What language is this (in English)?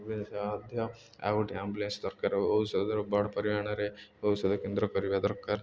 Odia